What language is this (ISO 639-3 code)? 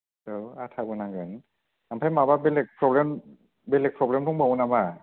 brx